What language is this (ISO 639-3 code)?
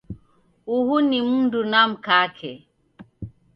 dav